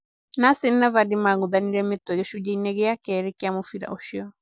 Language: Kikuyu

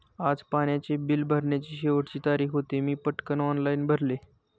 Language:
Marathi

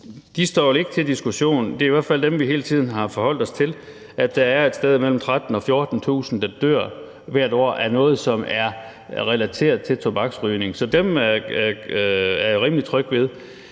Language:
Danish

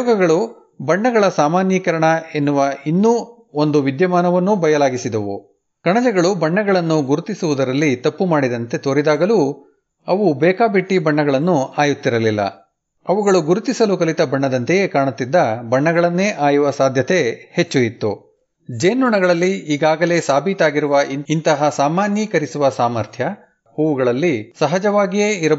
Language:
Kannada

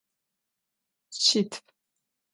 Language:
Adyghe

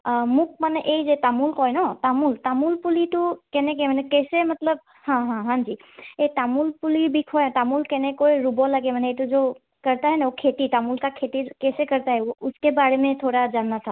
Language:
Assamese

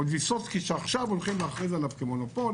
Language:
Hebrew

